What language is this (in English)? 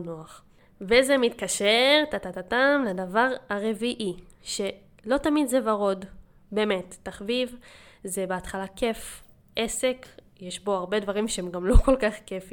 Hebrew